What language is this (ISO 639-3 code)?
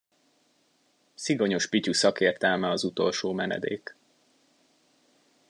hun